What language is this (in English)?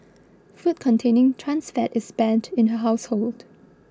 English